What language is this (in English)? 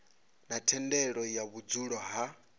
Venda